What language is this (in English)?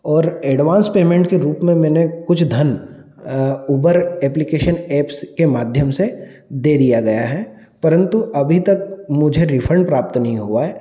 Hindi